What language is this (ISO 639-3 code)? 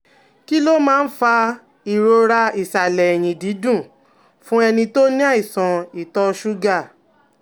yor